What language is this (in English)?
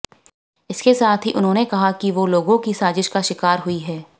Hindi